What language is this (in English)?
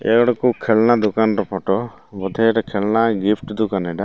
Odia